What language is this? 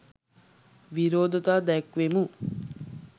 Sinhala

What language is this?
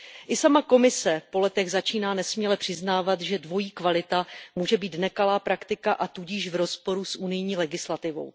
Czech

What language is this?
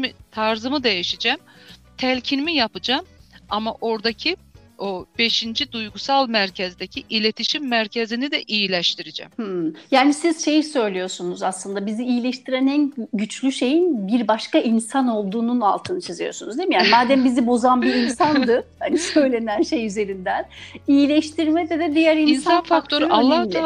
Turkish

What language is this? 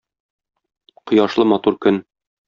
Tatar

